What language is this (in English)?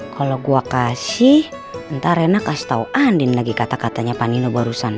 Indonesian